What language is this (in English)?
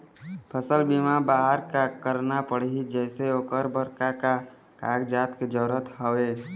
Chhattisgarhi